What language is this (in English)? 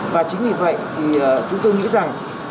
Vietnamese